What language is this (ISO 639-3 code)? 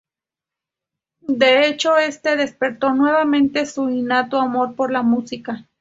spa